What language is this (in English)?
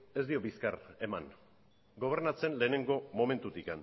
Basque